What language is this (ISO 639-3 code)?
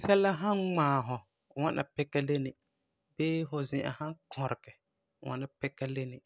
gur